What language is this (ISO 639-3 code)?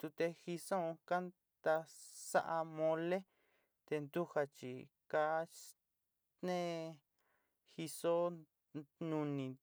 xti